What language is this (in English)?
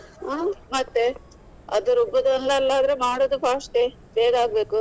Kannada